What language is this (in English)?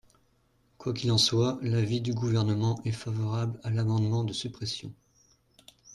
French